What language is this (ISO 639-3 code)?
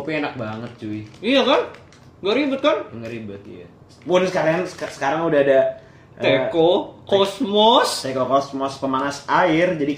ind